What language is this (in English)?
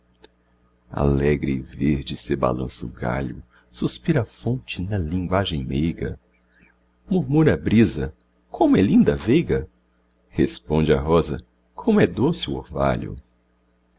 Portuguese